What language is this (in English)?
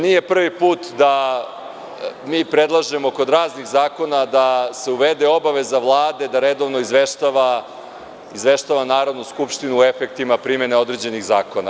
Serbian